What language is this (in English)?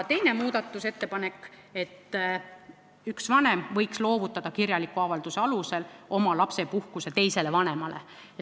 Estonian